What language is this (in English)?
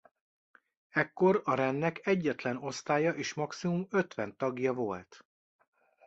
Hungarian